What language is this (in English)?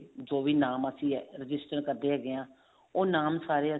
Punjabi